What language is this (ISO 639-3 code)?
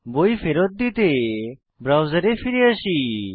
ben